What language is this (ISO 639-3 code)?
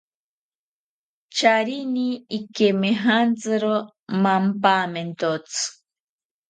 cpy